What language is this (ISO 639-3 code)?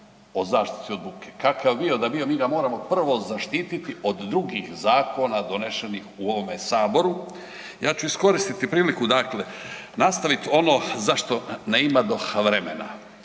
hrv